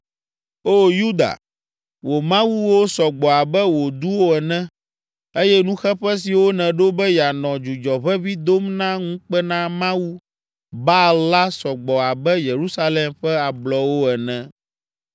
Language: Ewe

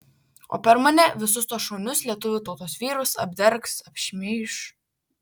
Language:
Lithuanian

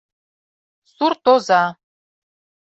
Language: Mari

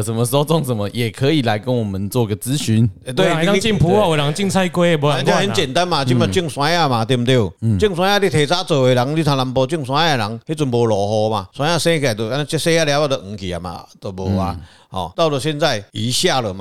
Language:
Chinese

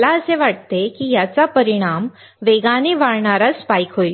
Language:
Marathi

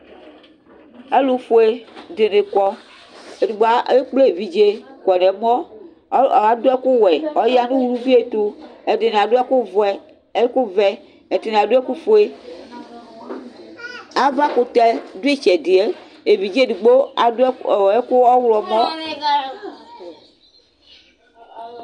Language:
Ikposo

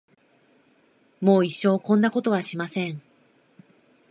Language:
Japanese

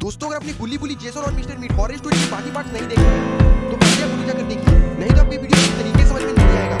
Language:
Urdu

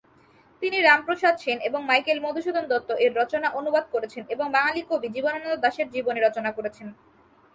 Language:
Bangla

